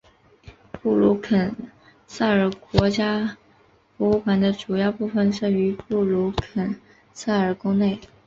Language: Chinese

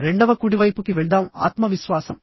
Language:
Telugu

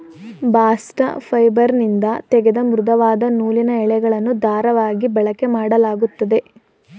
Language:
Kannada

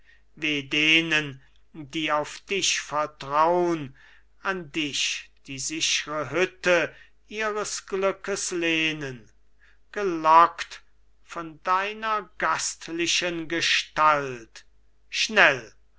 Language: German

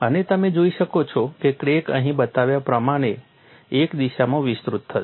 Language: Gujarati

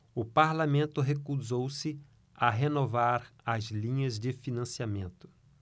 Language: Portuguese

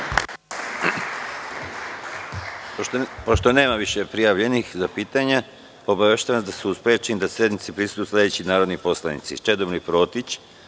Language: Serbian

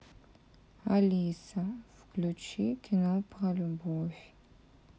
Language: Russian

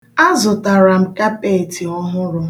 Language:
Igbo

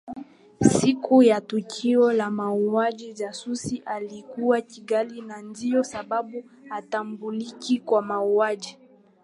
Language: Swahili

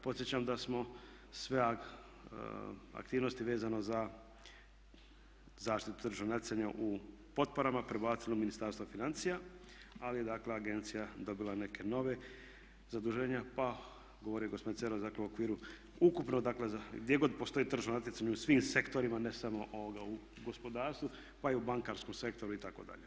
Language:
Croatian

